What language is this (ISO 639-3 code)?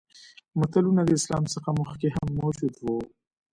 pus